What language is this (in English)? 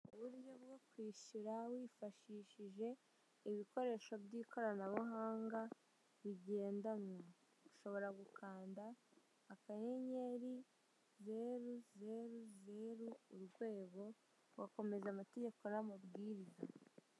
Kinyarwanda